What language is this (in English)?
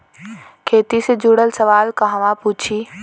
Bhojpuri